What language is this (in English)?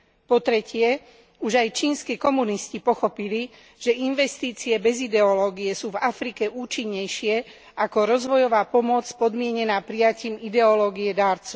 Slovak